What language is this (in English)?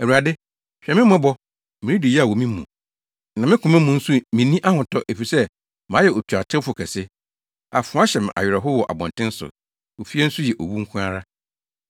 Akan